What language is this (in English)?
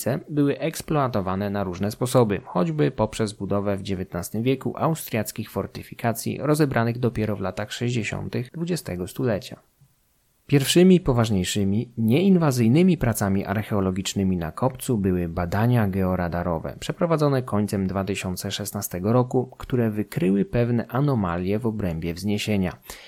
Polish